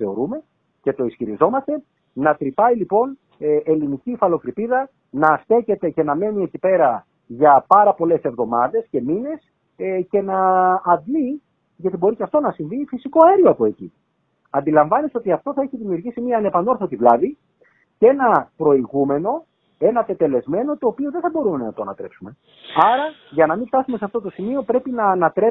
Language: Greek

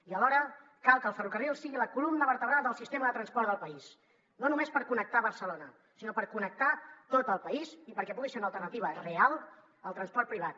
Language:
Catalan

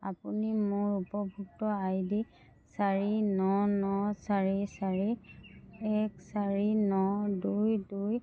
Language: Assamese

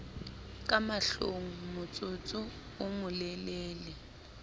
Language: Southern Sotho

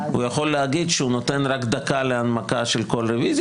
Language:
Hebrew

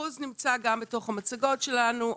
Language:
Hebrew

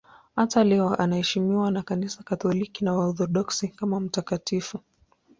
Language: Swahili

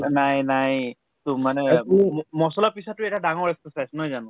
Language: Assamese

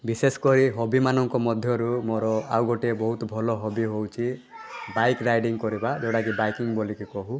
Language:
Odia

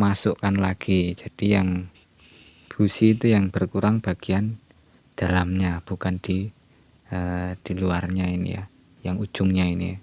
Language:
Indonesian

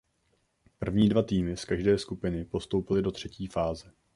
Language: Czech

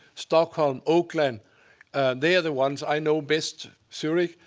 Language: English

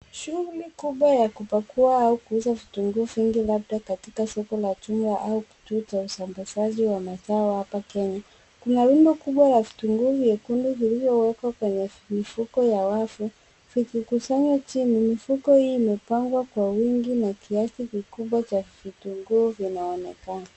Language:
Swahili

